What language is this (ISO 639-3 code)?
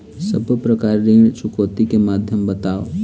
hne